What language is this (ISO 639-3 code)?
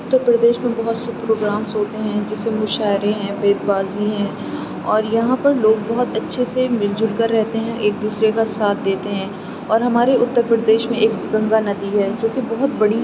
urd